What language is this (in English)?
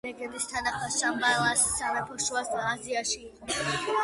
Georgian